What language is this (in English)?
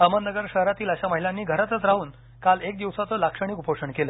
Marathi